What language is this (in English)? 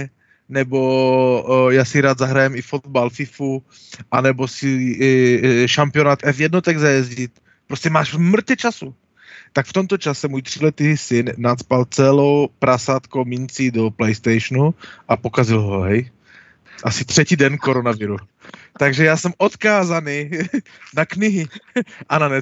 Slovak